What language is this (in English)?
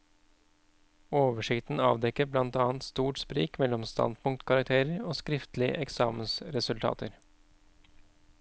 Norwegian